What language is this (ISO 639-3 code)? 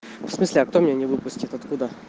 rus